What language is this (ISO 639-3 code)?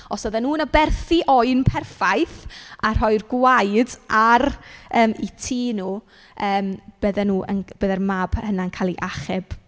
cym